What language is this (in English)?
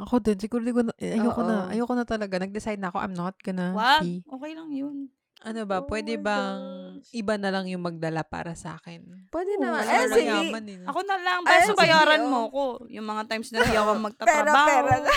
Filipino